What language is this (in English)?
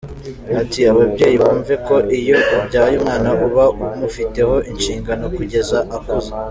Kinyarwanda